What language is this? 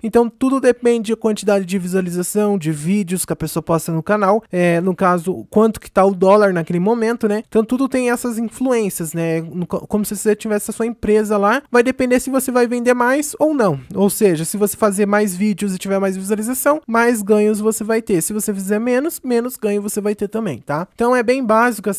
Portuguese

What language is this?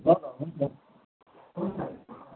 Nepali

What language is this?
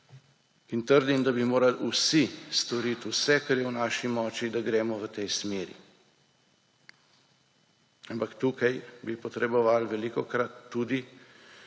Slovenian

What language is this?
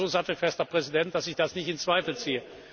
German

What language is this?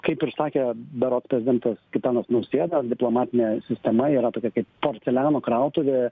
Lithuanian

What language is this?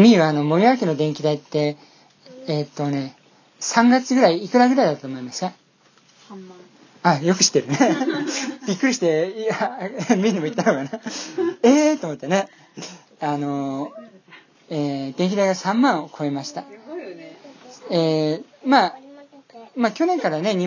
Japanese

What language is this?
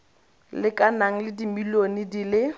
Tswana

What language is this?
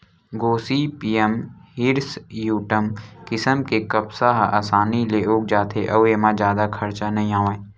Chhattisgarhi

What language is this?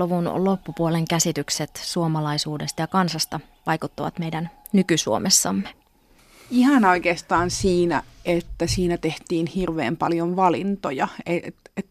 Finnish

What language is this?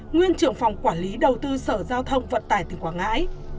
Vietnamese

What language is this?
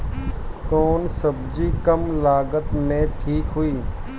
Bhojpuri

